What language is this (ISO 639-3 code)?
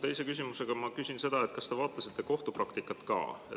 est